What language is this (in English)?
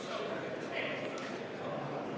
Estonian